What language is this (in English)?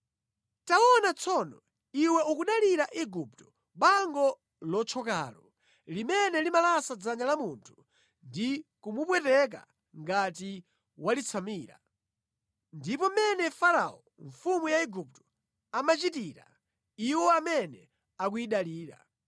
Nyanja